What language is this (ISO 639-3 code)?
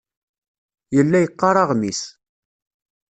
kab